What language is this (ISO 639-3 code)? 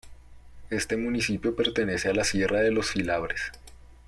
spa